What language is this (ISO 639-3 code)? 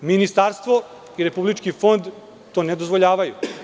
srp